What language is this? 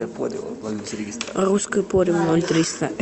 Russian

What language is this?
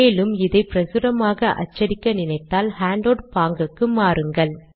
Tamil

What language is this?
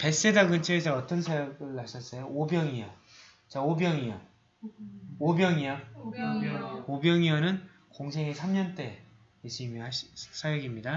Korean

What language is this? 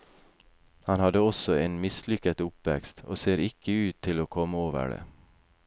Norwegian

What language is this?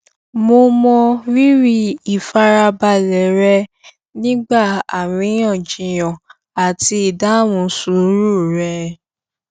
Yoruba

